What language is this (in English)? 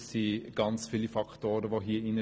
Swiss German